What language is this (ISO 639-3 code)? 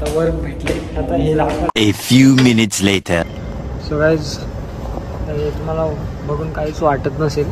mar